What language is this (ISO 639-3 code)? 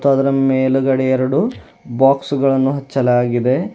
kan